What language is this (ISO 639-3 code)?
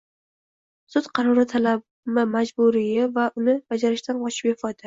uzb